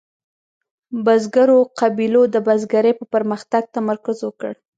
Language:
Pashto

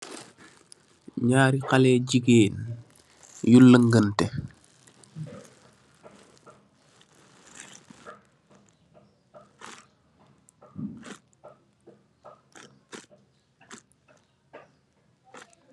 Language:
Wolof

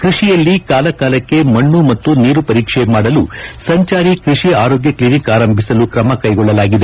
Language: Kannada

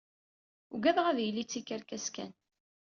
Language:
Kabyle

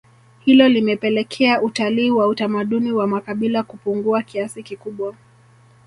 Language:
Swahili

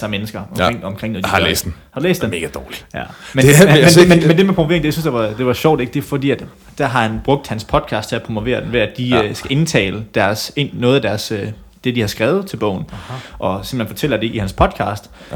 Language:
Danish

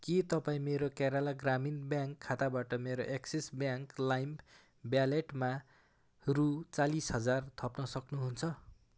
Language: Nepali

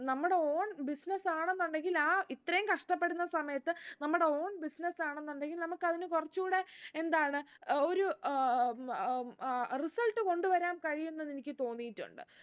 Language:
Malayalam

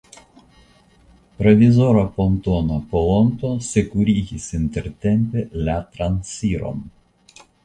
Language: Esperanto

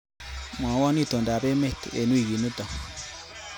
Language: Kalenjin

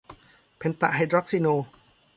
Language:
Thai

